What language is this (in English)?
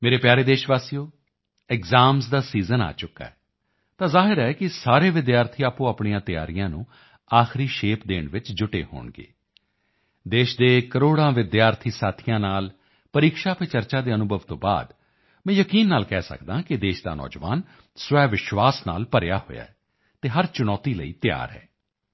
Punjabi